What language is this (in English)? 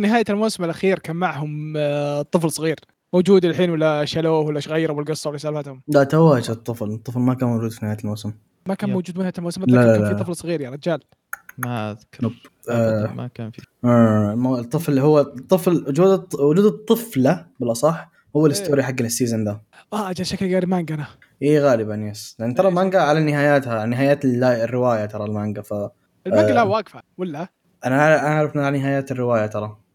Arabic